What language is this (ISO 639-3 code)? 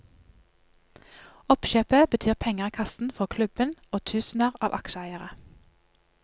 nor